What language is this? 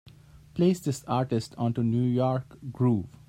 English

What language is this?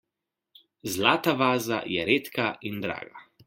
Slovenian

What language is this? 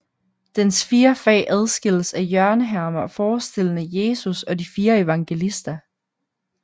Danish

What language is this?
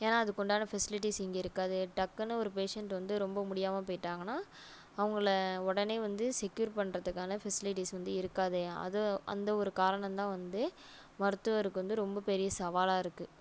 Tamil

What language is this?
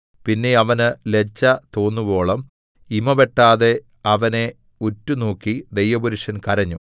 Malayalam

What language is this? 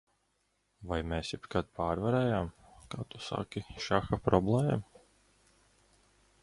Latvian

